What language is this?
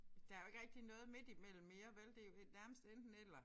Danish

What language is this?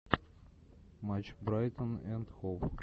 Russian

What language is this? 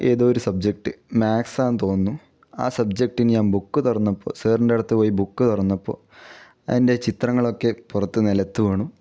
Malayalam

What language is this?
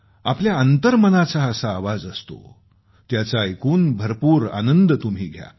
Marathi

